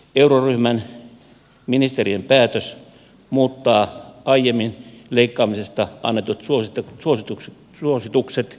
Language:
Finnish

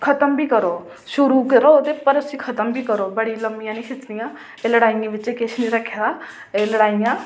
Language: Dogri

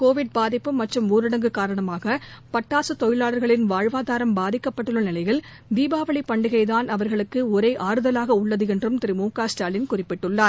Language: Tamil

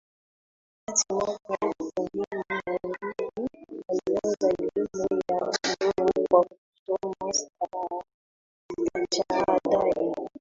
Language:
Swahili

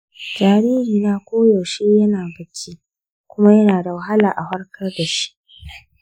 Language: Hausa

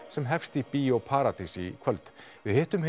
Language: Icelandic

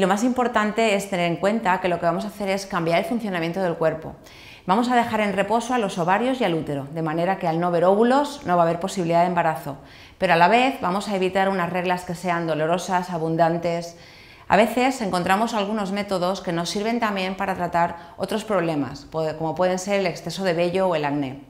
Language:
Spanish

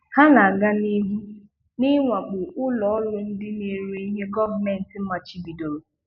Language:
Igbo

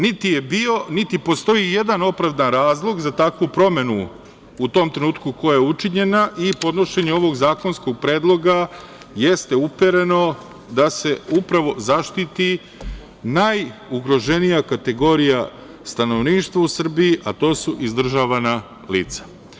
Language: Serbian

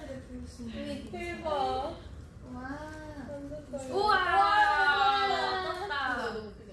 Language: Korean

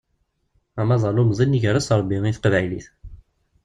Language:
Kabyle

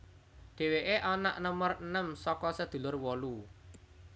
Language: Javanese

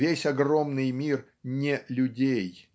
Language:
Russian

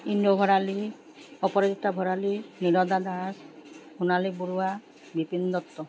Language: Assamese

